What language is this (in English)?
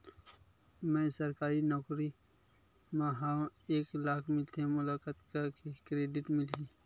Chhattisgarhi